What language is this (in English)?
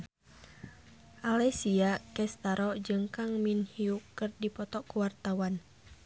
Sundanese